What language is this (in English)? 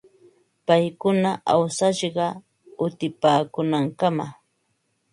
Ambo-Pasco Quechua